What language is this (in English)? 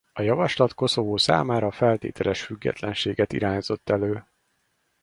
Hungarian